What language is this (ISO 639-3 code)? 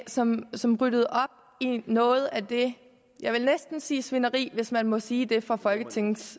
dan